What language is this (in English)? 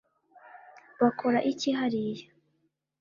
Kinyarwanda